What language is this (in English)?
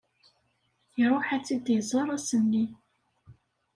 Kabyle